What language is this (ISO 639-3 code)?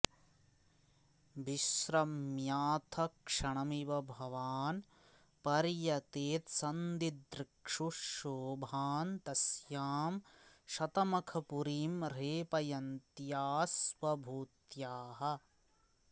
san